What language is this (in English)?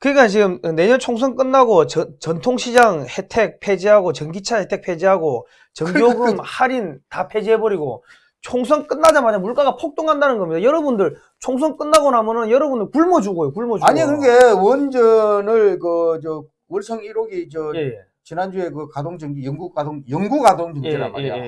Korean